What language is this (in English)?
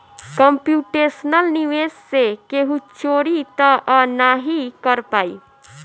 Bhojpuri